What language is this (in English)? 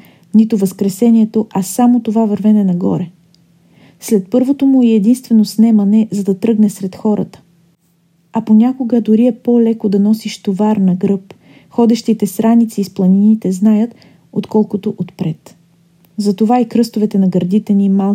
Bulgarian